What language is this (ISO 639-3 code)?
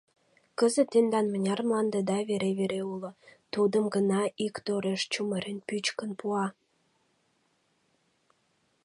chm